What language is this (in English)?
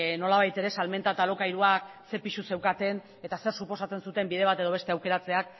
Basque